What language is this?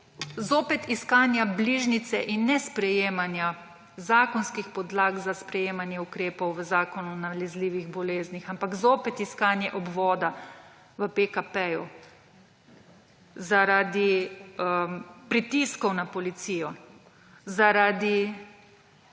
Slovenian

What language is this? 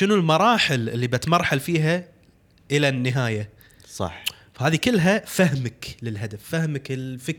Arabic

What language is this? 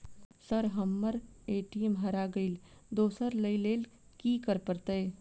Maithili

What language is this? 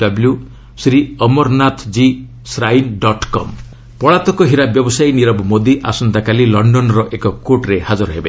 Odia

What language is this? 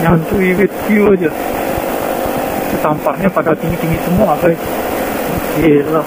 Indonesian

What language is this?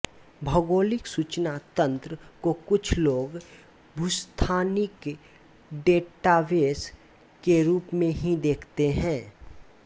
Hindi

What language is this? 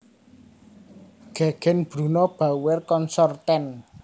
Javanese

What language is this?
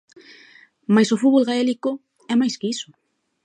Galician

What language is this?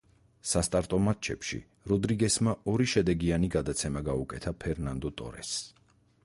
Georgian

